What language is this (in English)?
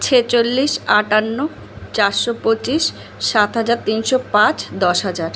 Bangla